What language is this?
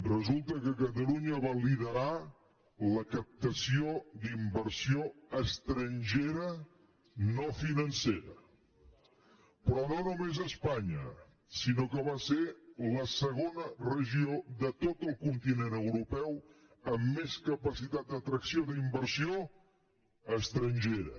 Catalan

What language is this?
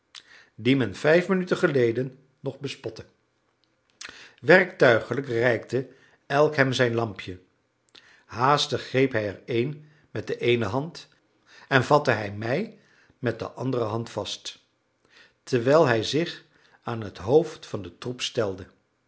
Dutch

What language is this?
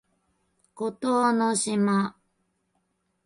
Japanese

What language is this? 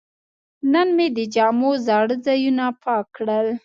Pashto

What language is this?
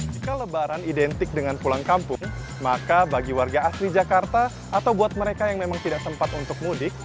Indonesian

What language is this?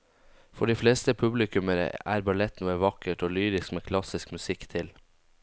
Norwegian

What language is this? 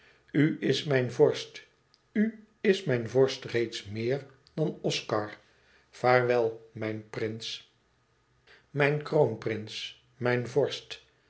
Dutch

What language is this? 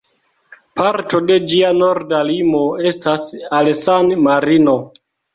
Esperanto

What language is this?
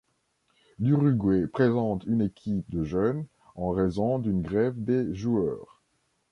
French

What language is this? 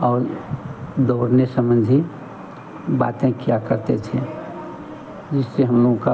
Hindi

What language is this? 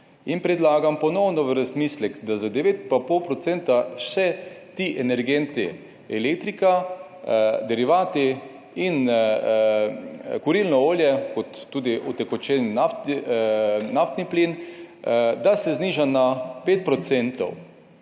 Slovenian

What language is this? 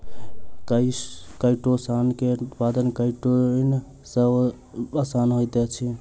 Maithili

